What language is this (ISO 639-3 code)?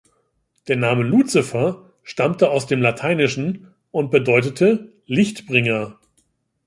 deu